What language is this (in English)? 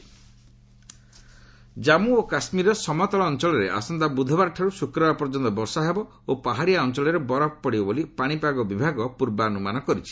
Odia